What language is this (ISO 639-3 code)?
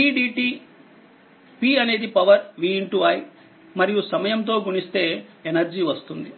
tel